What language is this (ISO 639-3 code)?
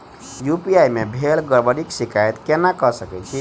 mai